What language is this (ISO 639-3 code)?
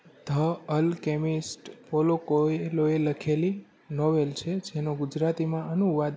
guj